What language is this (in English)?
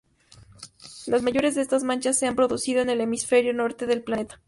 Spanish